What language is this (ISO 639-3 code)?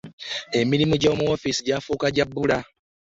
lug